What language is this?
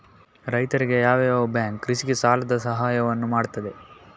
Kannada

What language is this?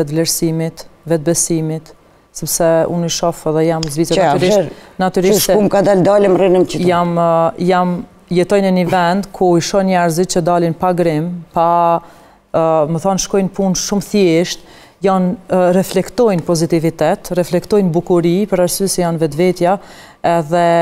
Romanian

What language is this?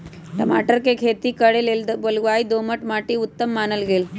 Magahi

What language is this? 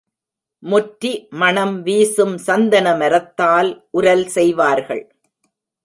Tamil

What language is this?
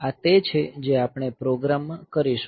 Gujarati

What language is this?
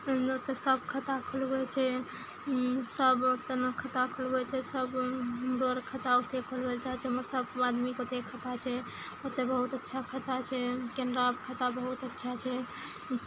Maithili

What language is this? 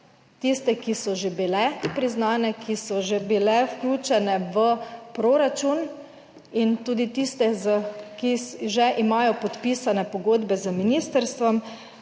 Slovenian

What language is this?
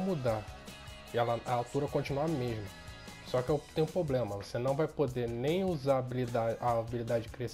Portuguese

